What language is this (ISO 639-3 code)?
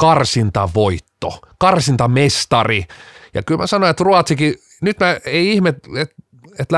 fin